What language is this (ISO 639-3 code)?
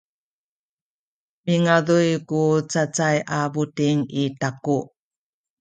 szy